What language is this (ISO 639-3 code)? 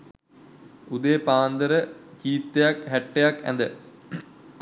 sin